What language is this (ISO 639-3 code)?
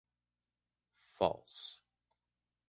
eng